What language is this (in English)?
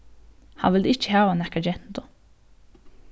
Faroese